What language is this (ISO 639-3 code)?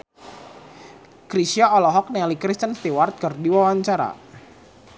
sun